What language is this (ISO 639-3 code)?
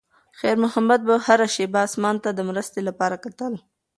pus